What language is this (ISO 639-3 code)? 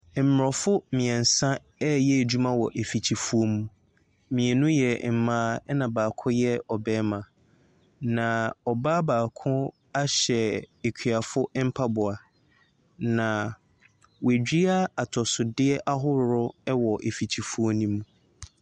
aka